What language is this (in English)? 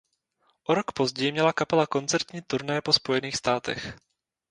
Czech